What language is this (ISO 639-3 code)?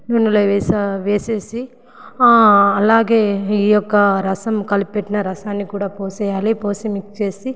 tel